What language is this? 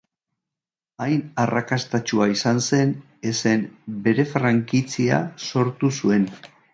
Basque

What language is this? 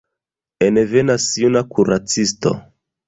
Esperanto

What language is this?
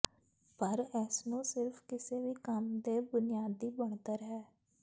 Punjabi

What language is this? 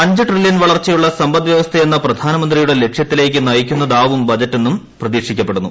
Malayalam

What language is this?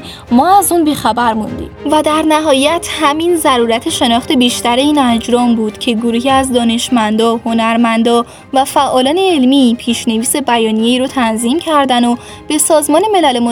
Persian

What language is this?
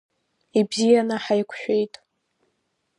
Abkhazian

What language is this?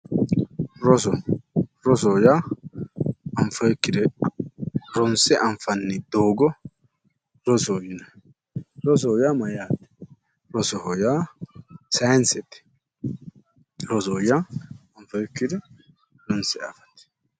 Sidamo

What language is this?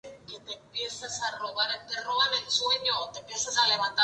Spanish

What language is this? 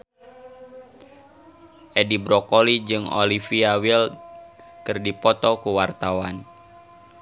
Sundanese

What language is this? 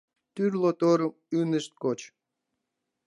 Mari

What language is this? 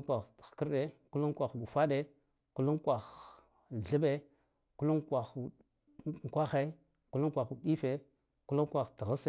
Guduf-Gava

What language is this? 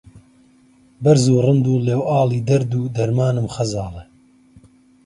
Central Kurdish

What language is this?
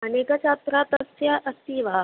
Sanskrit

